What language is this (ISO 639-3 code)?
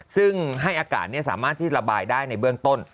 tha